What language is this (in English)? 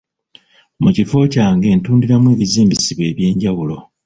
Ganda